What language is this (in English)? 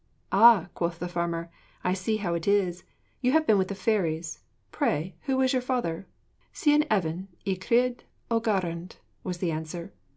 English